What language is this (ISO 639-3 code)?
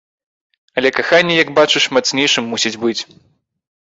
bel